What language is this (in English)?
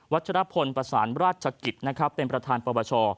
Thai